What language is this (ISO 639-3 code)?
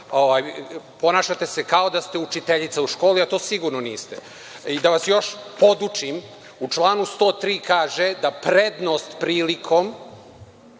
srp